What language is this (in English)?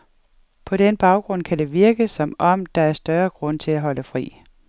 Danish